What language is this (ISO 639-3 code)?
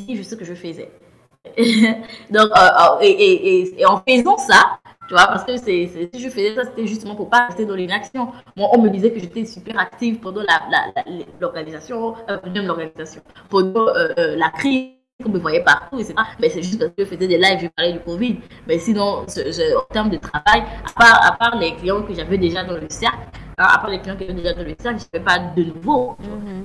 fra